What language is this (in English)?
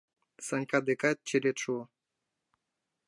Mari